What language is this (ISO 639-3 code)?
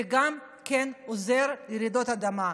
heb